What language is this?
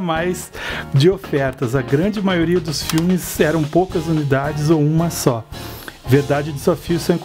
Portuguese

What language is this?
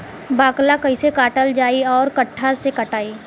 Bhojpuri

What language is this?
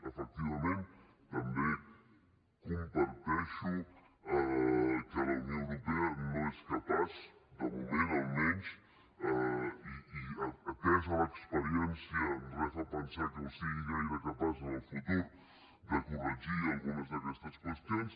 Catalan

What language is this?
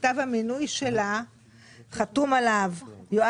Hebrew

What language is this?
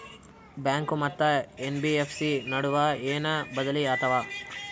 Kannada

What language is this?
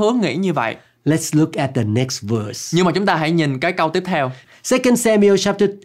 Vietnamese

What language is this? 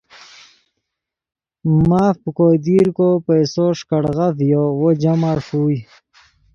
Yidgha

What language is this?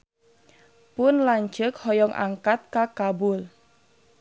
Sundanese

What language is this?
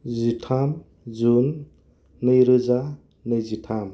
Bodo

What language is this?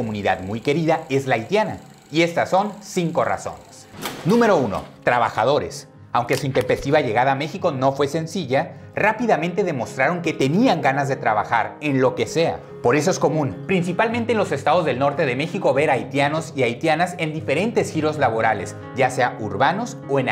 Spanish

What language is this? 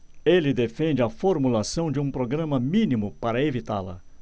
Portuguese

